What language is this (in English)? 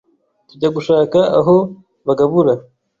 Kinyarwanda